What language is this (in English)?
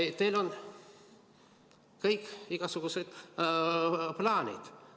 Estonian